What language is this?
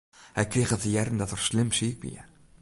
Western Frisian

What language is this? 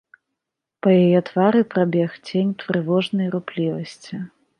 Belarusian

